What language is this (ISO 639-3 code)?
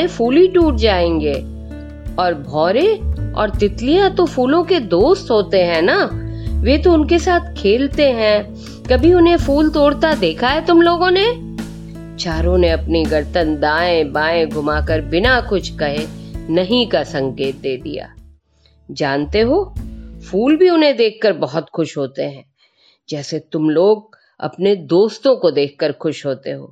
hin